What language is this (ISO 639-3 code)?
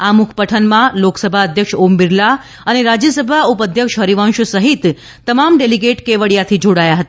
guj